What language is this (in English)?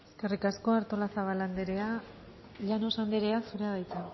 Basque